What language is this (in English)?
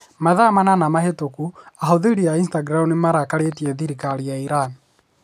Kikuyu